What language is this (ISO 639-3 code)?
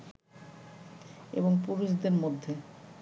ben